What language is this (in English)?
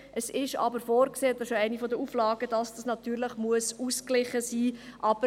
Swiss German